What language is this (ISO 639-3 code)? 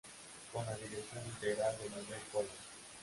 spa